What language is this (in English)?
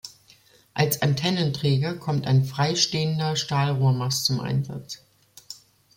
German